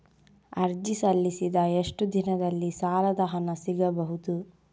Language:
Kannada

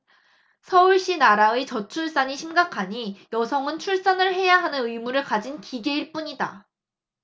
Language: Korean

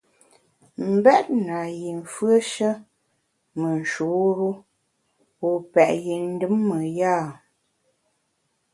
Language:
Bamun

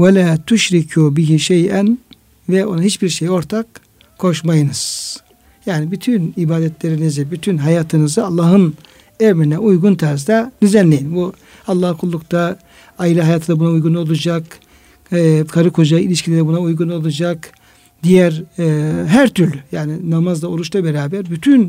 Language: Turkish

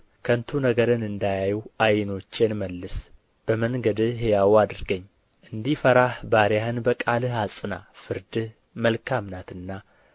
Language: Amharic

